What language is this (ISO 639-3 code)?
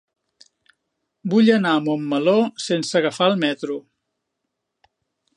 cat